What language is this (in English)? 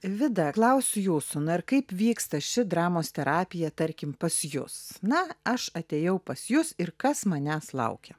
Lithuanian